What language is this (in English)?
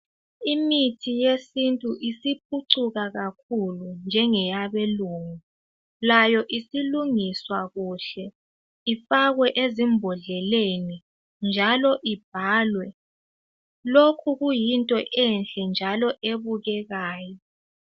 North Ndebele